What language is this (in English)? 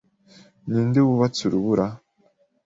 Kinyarwanda